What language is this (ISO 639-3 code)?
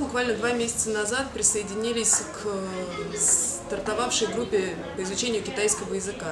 rus